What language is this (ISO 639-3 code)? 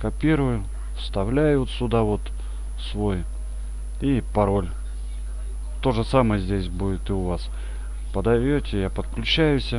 rus